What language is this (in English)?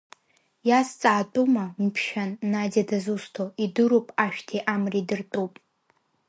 Abkhazian